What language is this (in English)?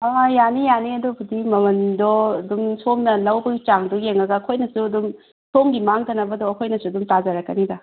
Manipuri